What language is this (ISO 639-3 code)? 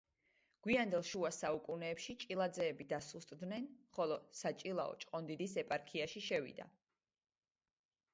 kat